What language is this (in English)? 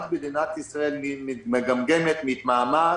Hebrew